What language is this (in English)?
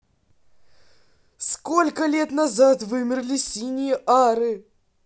Russian